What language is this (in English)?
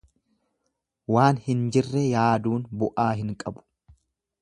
Oromo